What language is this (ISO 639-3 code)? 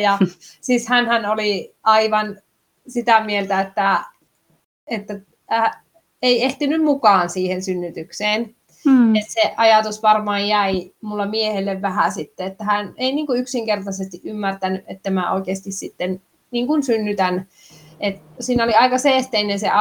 fin